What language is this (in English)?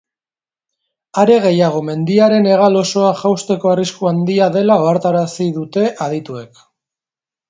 Basque